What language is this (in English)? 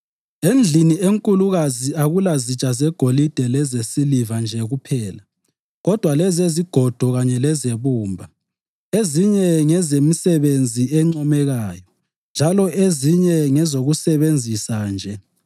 North Ndebele